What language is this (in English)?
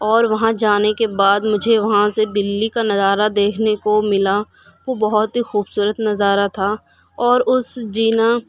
Urdu